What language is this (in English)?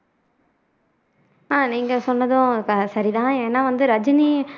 Tamil